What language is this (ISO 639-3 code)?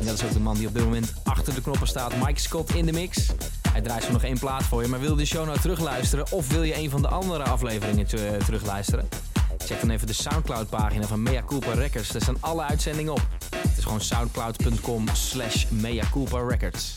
nld